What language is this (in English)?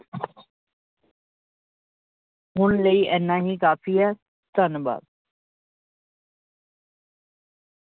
Punjabi